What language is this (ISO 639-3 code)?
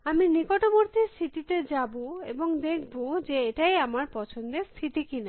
ben